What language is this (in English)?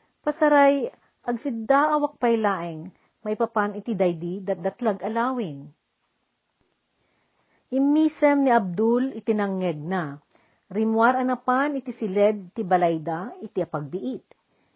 Filipino